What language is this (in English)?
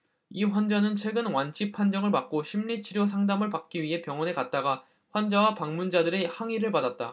Korean